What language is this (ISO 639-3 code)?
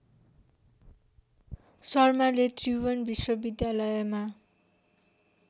nep